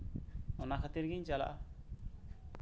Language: Santali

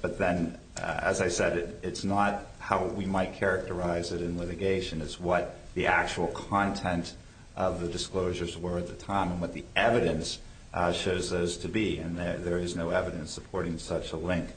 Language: English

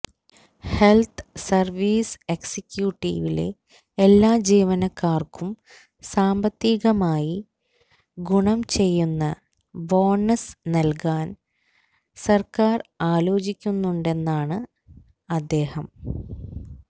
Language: Malayalam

